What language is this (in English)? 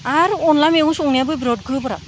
Bodo